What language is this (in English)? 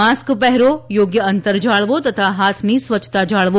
Gujarati